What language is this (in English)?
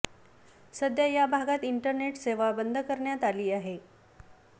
Marathi